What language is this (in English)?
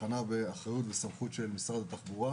Hebrew